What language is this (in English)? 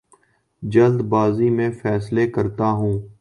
Urdu